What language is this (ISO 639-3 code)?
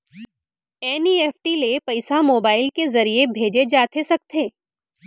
hne